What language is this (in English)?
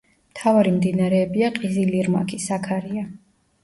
Georgian